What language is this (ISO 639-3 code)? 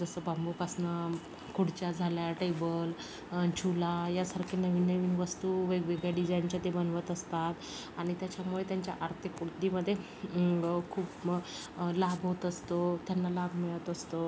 mar